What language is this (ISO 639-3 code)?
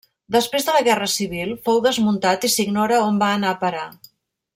cat